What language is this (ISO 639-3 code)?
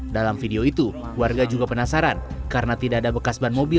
ind